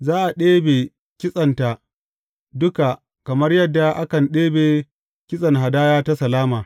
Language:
Hausa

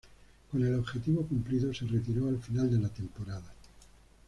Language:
Spanish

